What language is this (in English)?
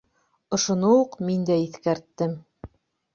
Bashkir